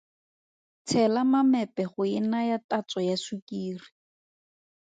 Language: Tswana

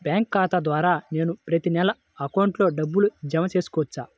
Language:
Telugu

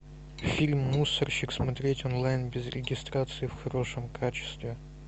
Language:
Russian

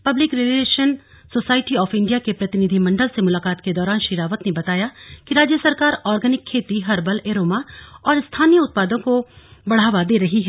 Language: Hindi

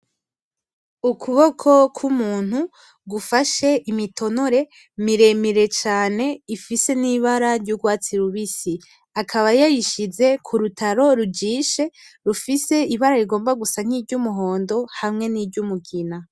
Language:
Rundi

